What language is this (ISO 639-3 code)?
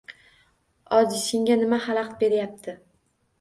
uzb